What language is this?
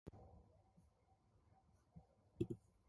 English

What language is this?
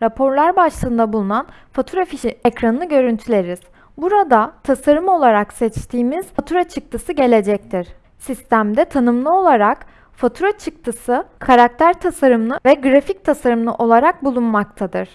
Turkish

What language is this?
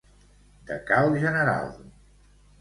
Catalan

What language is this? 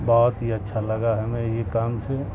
Urdu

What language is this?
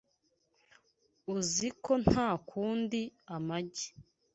Kinyarwanda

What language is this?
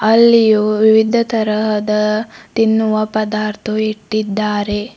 Kannada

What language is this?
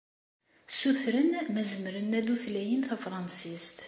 Kabyle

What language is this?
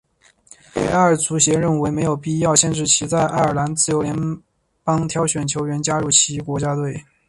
Chinese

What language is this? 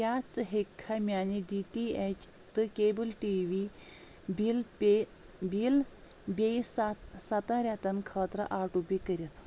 Kashmiri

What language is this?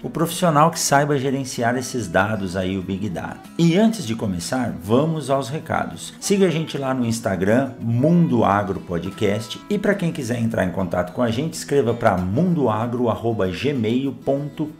Portuguese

